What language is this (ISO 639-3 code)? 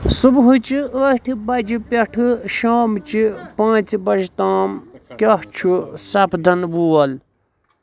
kas